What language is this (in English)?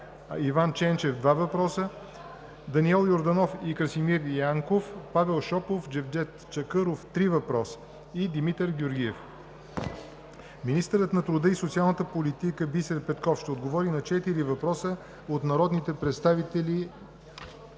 Bulgarian